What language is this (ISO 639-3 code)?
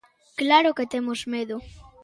glg